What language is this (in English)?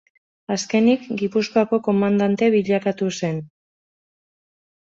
Basque